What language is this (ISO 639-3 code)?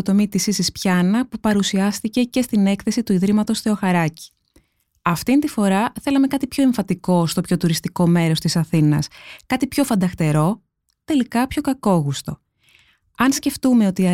ell